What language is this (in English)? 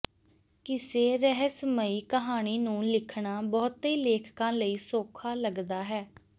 Punjabi